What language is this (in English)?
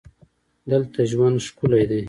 Pashto